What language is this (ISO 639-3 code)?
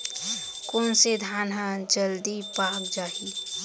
hne